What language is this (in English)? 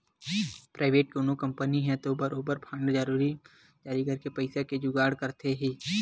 Chhattisgarhi